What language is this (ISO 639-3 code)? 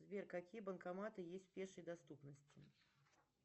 rus